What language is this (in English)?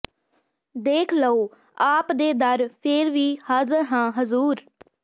Punjabi